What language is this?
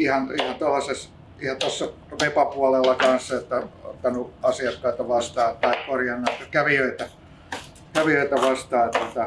Finnish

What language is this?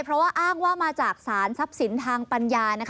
Thai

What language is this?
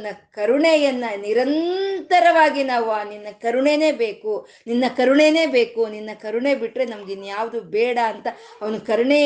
Kannada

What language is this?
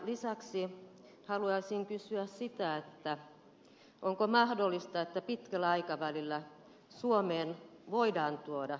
Finnish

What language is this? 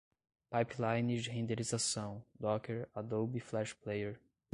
Portuguese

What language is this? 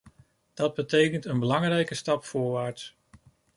Dutch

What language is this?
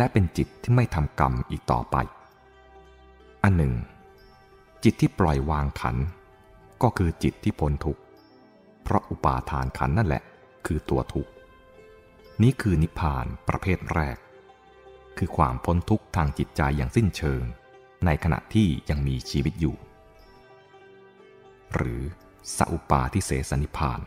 Thai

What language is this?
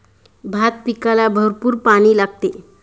Marathi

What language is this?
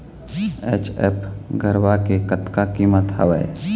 Chhattisgarhi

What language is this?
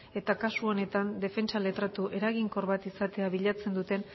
Basque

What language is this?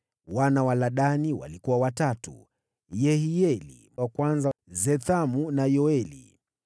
Swahili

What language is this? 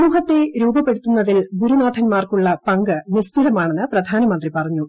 Malayalam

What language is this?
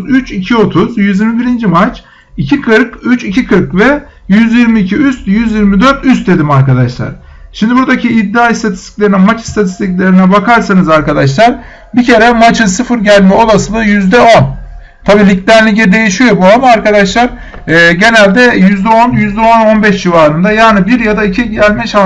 Turkish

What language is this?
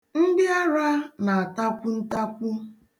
Igbo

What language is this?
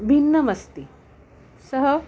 Sanskrit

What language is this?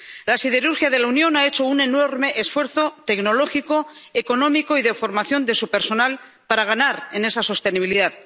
Spanish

